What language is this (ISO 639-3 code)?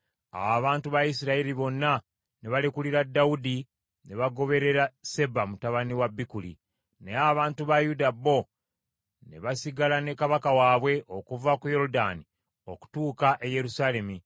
lug